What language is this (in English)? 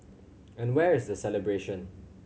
English